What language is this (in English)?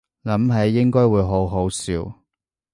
Cantonese